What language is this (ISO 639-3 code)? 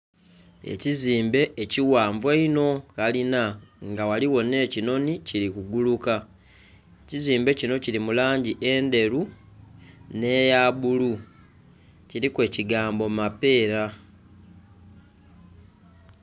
xog